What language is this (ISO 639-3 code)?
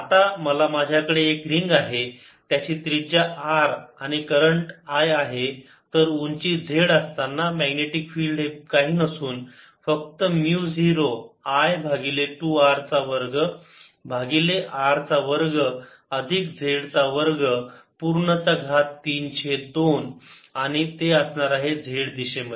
mar